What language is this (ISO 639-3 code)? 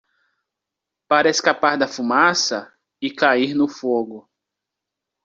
por